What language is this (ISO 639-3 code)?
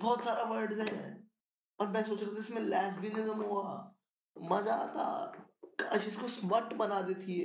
hin